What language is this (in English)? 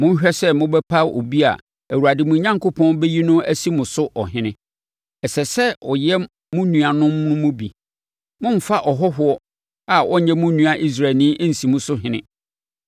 Akan